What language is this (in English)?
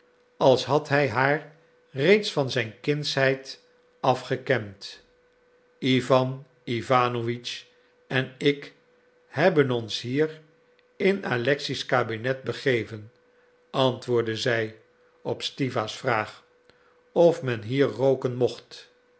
Dutch